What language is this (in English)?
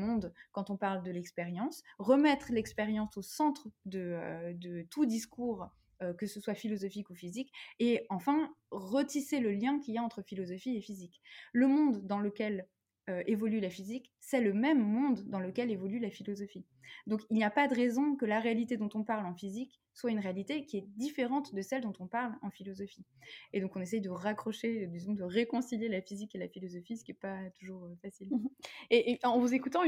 French